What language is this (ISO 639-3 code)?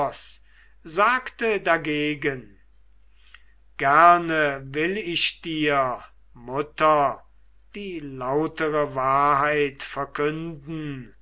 deu